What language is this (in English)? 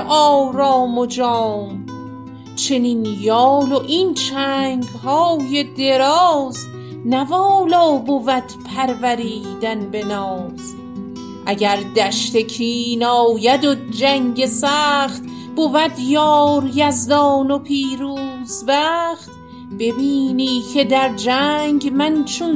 Persian